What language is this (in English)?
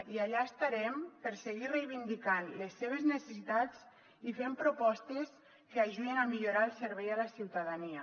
Catalan